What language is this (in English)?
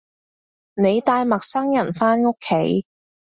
Cantonese